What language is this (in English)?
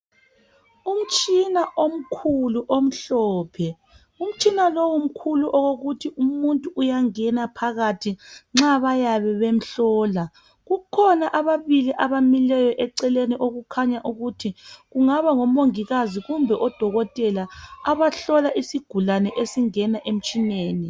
North Ndebele